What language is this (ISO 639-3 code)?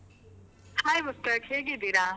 kan